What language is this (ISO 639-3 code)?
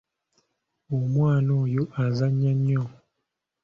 lug